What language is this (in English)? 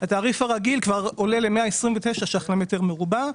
Hebrew